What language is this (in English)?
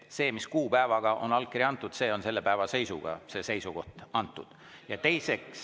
Estonian